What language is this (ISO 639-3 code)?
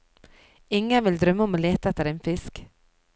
nor